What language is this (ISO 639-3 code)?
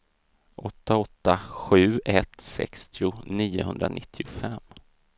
swe